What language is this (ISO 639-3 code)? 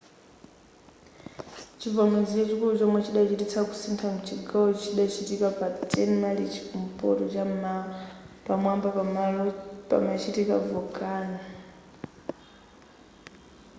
nya